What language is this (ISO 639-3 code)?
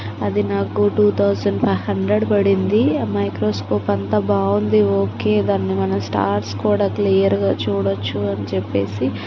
tel